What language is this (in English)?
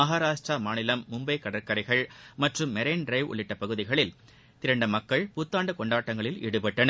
Tamil